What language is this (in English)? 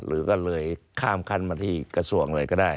Thai